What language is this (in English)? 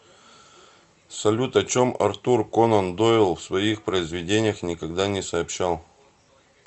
Russian